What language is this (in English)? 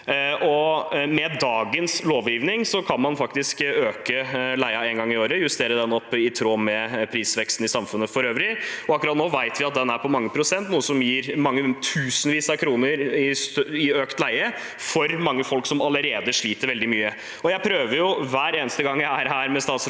Norwegian